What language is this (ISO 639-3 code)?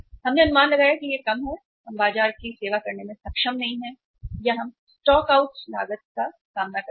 hin